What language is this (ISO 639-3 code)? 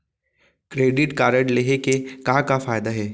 hne